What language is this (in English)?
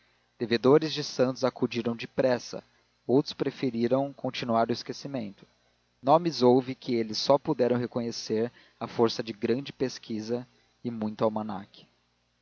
Portuguese